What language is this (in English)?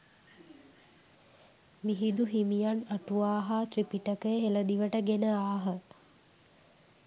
Sinhala